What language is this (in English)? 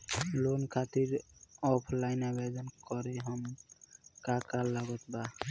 Bhojpuri